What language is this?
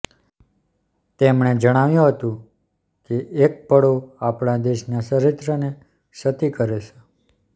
Gujarati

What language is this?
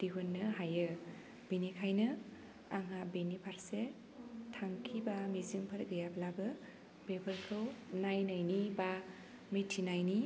Bodo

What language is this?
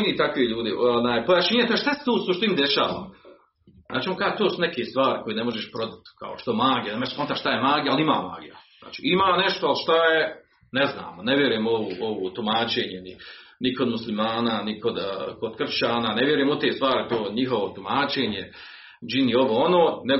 Croatian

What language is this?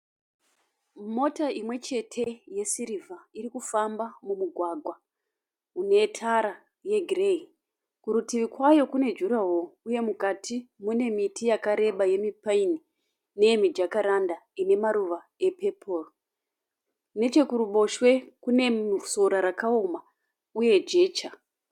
Shona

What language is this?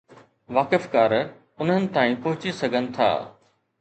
Sindhi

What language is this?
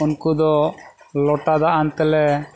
Santali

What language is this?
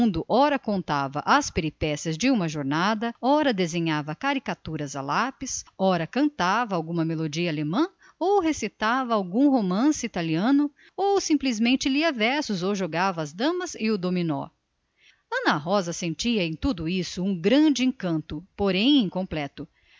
Portuguese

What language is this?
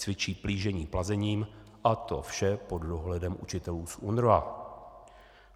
Czech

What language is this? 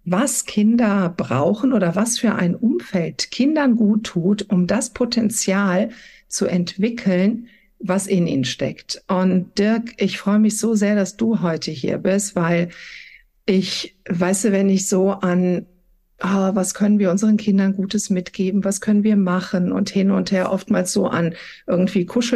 German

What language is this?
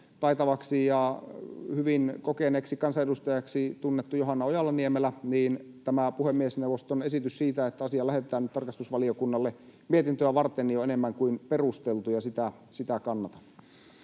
Finnish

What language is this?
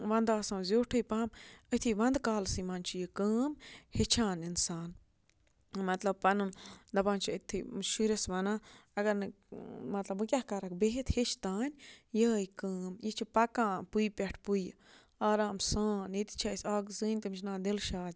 Kashmiri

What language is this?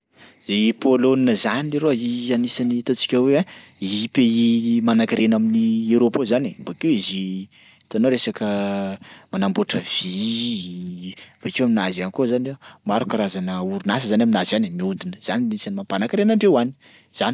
Sakalava Malagasy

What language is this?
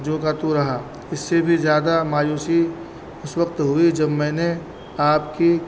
Urdu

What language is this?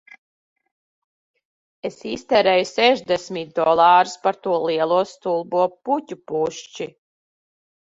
Latvian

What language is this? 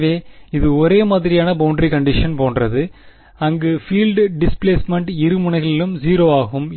Tamil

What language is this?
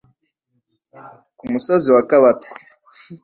Kinyarwanda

